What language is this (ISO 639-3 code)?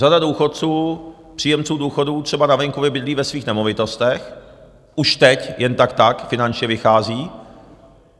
ces